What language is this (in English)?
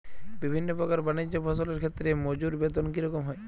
Bangla